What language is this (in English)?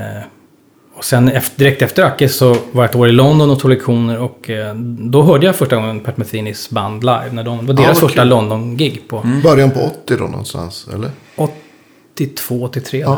Swedish